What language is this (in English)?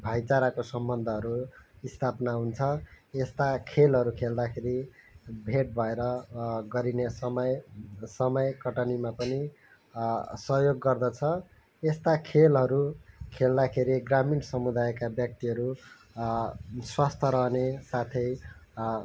Nepali